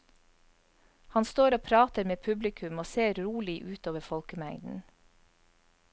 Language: Norwegian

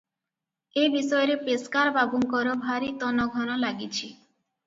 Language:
Odia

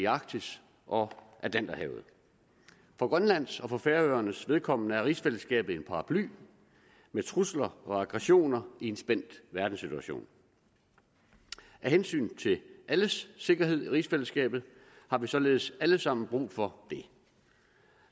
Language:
Danish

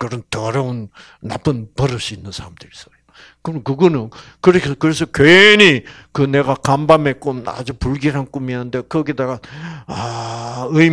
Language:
Korean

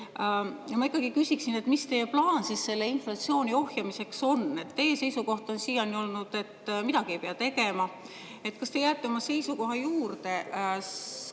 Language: Estonian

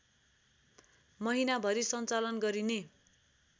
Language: Nepali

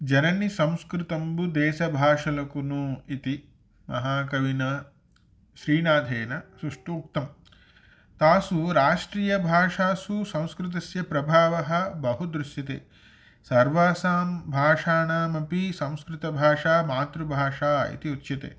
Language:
Sanskrit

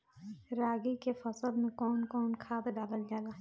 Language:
Bhojpuri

